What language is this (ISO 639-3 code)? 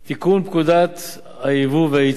heb